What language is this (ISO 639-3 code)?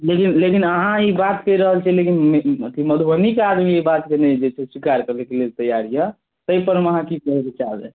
mai